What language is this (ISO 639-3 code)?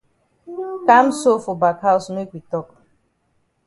wes